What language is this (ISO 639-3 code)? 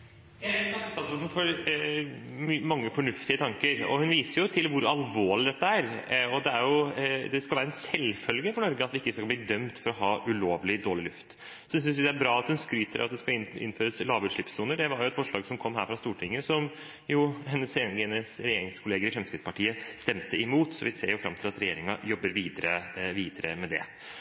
nob